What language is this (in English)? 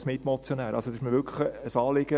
Swiss German